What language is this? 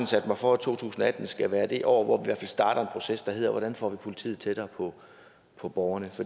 Danish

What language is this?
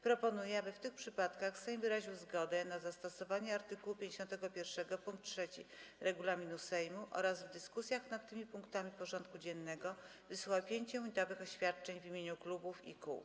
Polish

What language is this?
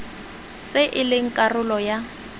Tswana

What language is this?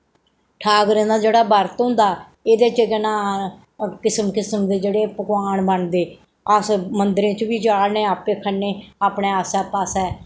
Dogri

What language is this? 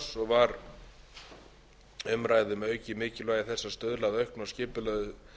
Icelandic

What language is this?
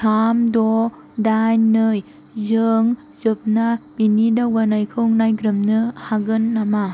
Bodo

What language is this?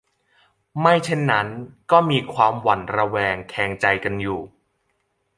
Thai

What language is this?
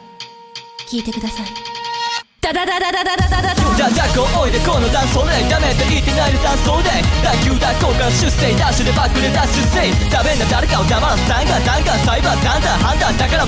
Japanese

